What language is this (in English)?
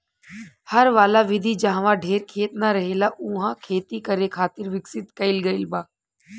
Bhojpuri